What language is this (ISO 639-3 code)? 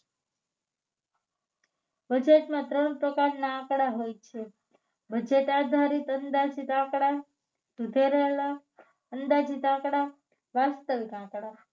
guj